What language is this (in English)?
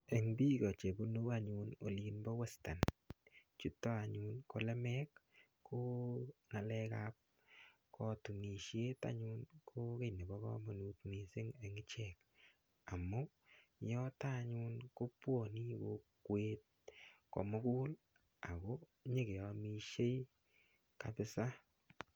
Kalenjin